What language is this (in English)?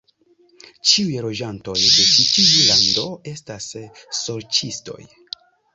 Esperanto